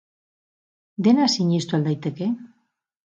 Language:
Basque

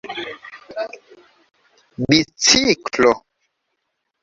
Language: Esperanto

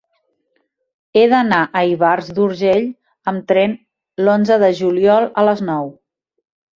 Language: Catalan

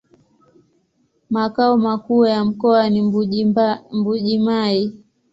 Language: Swahili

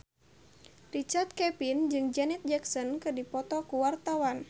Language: Sundanese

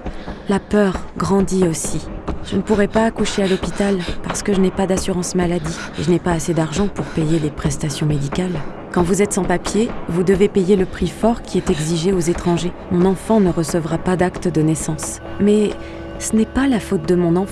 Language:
French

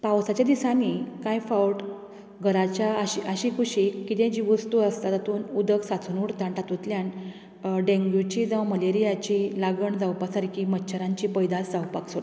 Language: Konkani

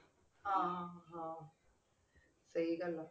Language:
Punjabi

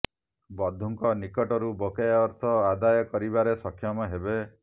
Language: Odia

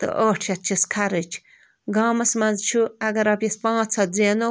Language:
Kashmiri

